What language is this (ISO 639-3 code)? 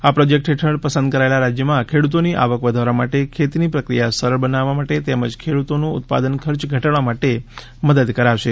guj